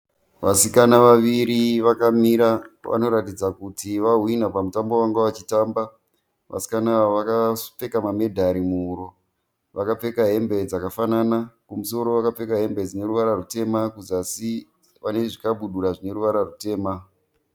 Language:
Shona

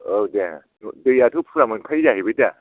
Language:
Bodo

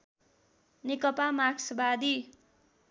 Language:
Nepali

